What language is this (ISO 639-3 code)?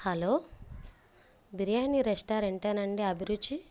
tel